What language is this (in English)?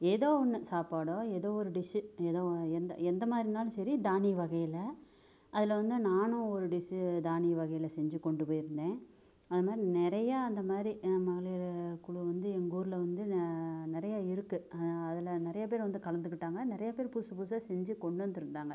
Tamil